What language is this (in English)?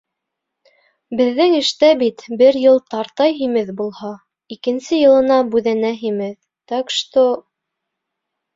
Bashkir